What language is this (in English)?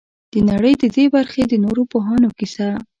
Pashto